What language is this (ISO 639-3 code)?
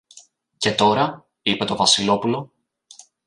ell